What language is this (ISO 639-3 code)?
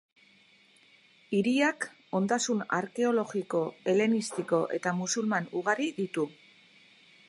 eus